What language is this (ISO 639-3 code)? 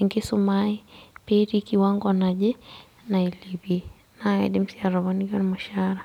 mas